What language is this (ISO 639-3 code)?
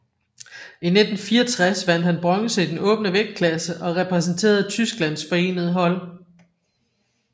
dan